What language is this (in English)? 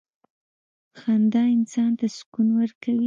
Pashto